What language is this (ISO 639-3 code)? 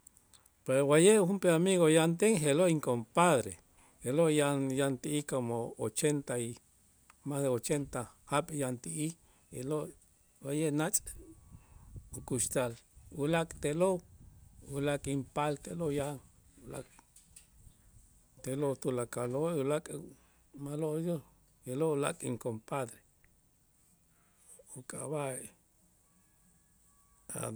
itz